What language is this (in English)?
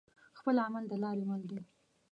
Pashto